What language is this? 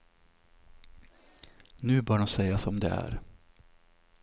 Swedish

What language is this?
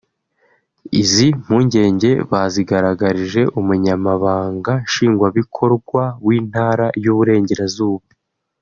Kinyarwanda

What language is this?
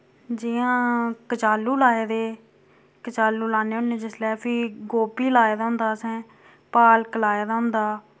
Dogri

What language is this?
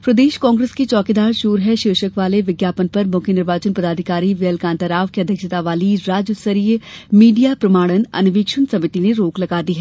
Hindi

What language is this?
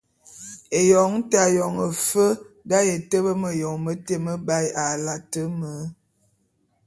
Bulu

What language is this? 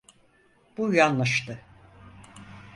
Turkish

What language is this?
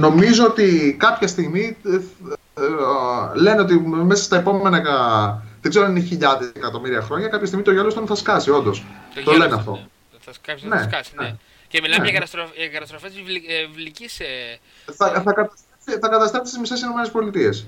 Greek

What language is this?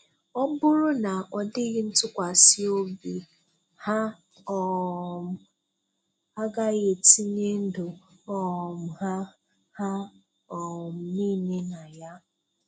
Igbo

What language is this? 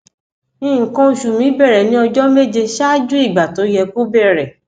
Yoruba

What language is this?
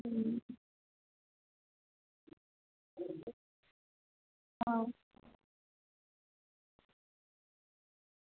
Gujarati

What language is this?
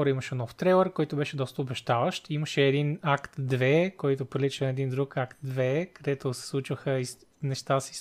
Bulgarian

